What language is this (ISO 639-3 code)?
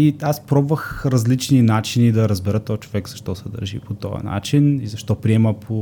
bul